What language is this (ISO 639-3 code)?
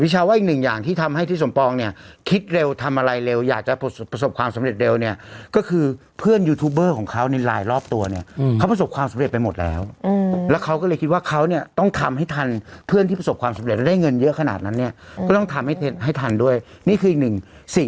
tha